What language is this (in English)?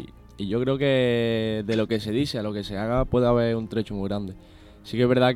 Spanish